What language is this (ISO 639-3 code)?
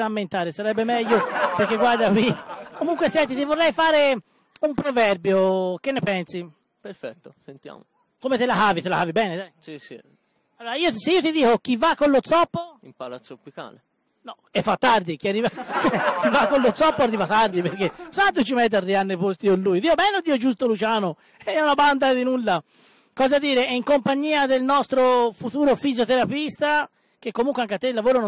ita